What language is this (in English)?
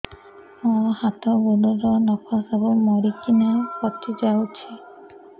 Odia